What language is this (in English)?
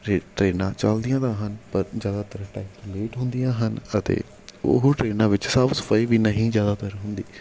Punjabi